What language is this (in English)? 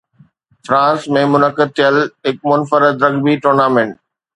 Sindhi